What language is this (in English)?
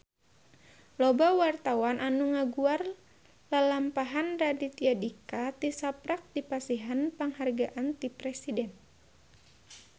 Sundanese